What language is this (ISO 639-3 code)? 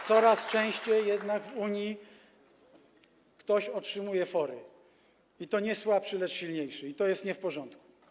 pol